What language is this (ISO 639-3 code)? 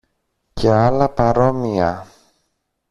ell